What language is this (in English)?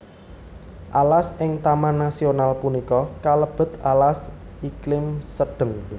Javanese